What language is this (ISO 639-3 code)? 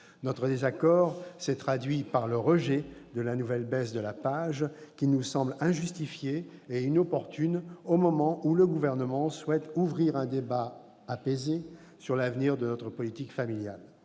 fra